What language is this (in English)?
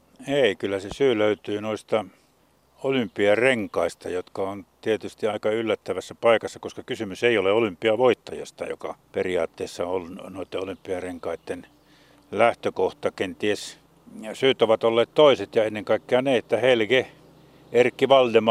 Finnish